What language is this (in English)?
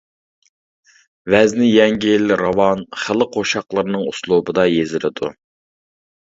Uyghur